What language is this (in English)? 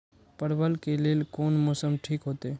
Maithili